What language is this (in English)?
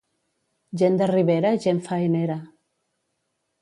Catalan